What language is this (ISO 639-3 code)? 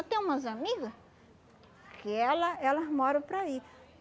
por